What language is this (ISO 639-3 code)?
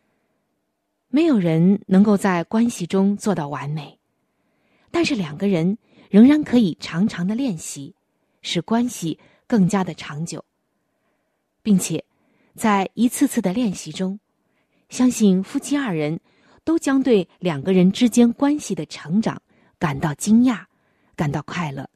zho